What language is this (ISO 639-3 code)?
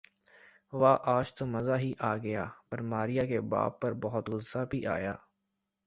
urd